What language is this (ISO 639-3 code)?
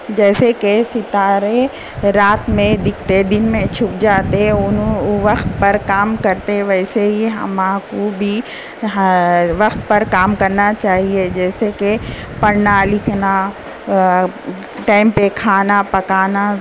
urd